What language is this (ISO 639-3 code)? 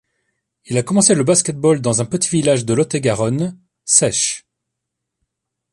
fra